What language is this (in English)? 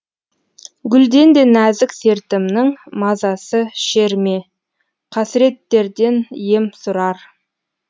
Kazakh